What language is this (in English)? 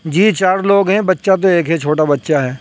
Urdu